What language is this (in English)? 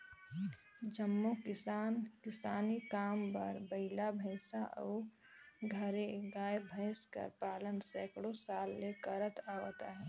Chhattisgarhi